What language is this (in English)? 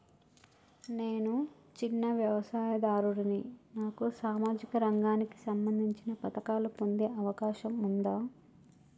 Telugu